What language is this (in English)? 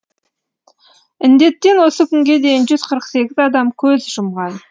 Kazakh